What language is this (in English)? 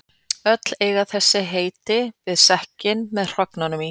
Icelandic